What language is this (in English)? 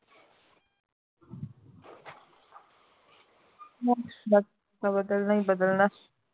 Punjabi